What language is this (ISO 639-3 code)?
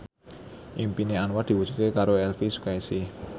jav